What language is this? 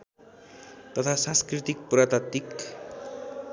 Nepali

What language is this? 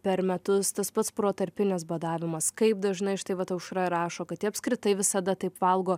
Lithuanian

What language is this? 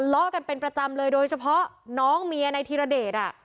Thai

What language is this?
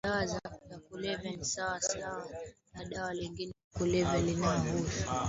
Swahili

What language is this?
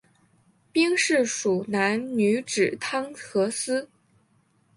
Chinese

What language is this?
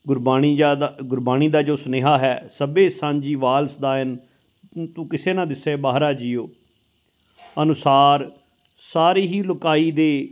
Punjabi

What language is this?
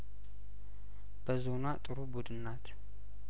Amharic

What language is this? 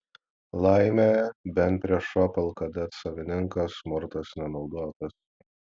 Lithuanian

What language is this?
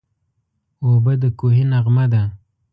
Pashto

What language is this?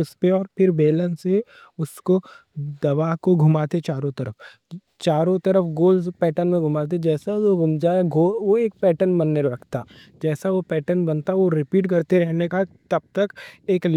Deccan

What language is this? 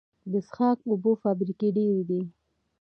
Pashto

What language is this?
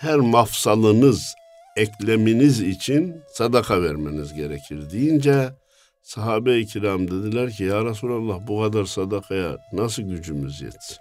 Turkish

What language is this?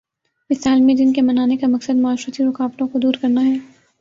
Urdu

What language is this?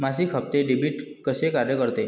Marathi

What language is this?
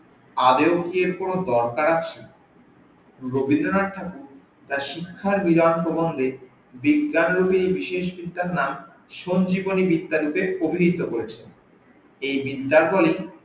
Bangla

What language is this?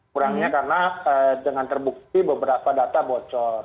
Indonesian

